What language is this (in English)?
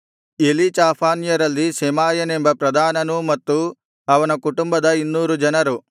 Kannada